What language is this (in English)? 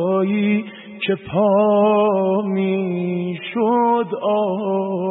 Persian